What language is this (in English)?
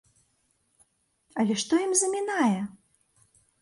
Belarusian